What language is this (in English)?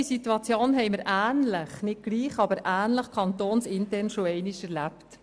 Swiss German